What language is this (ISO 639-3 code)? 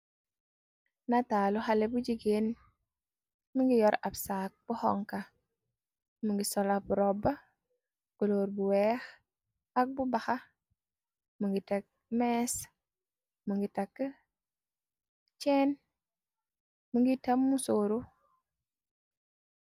wol